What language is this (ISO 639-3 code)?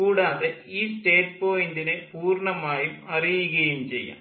mal